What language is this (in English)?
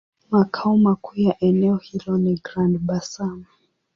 Swahili